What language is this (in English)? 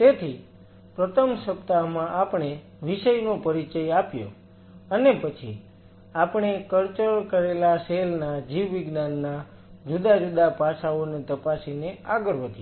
Gujarati